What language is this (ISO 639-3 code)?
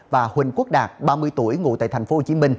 vie